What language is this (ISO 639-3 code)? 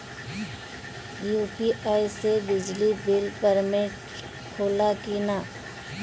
bho